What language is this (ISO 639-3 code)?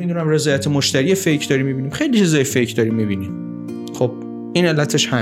fas